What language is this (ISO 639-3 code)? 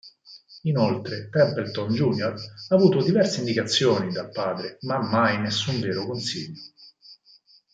ita